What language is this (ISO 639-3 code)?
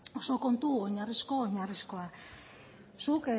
eus